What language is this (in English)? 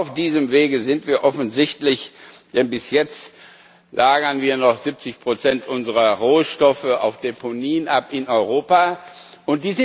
German